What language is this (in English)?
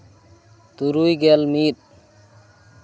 Santali